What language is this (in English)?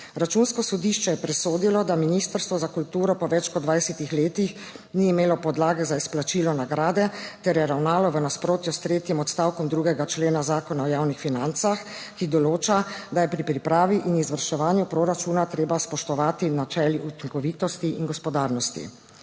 Slovenian